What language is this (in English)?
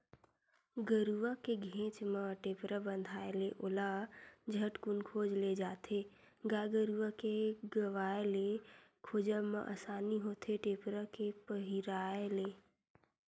Chhattisgarhi